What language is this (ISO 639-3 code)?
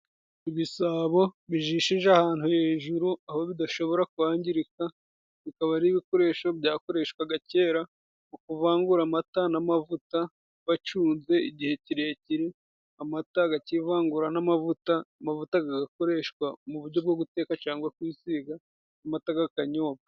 kin